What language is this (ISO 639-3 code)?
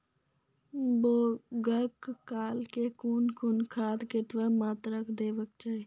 mai